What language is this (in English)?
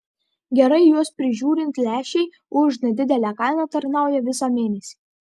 Lithuanian